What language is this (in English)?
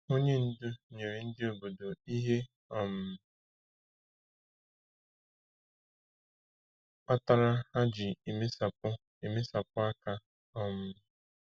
Igbo